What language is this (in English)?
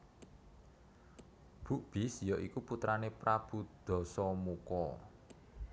Javanese